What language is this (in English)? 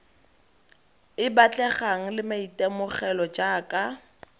Tswana